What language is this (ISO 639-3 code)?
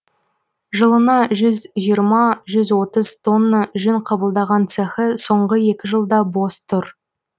kaz